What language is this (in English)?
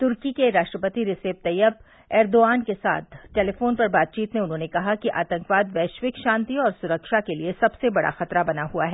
Hindi